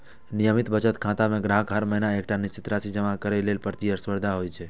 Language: Maithili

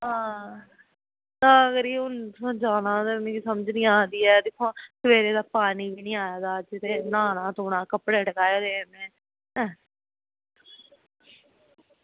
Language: Dogri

